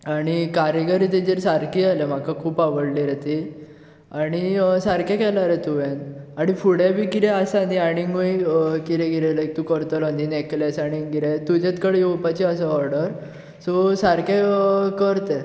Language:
Konkani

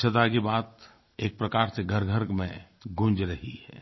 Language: Hindi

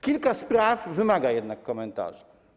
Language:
Polish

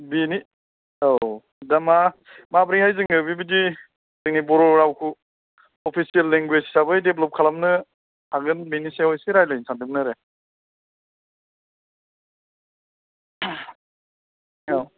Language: Bodo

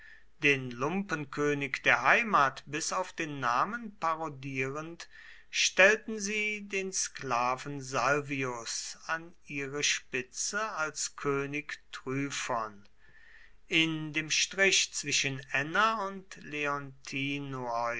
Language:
German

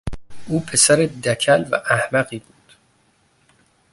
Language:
Persian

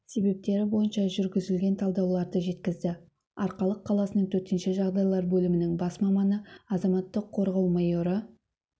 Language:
Kazakh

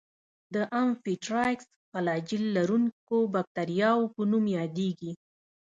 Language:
Pashto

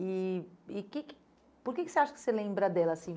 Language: Portuguese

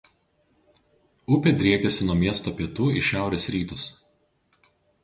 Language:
Lithuanian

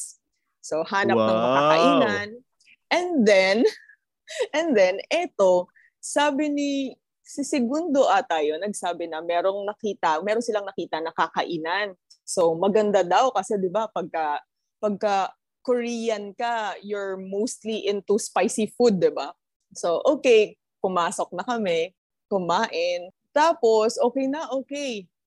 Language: Filipino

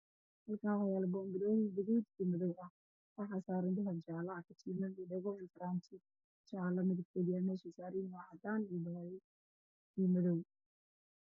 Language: Somali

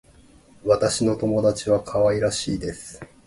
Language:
Japanese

